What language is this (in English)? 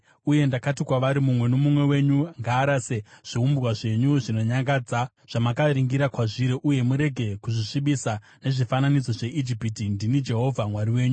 Shona